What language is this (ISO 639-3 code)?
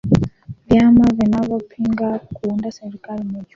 swa